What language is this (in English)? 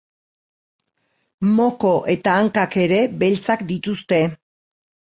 Basque